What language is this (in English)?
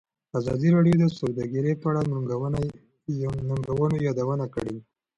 Pashto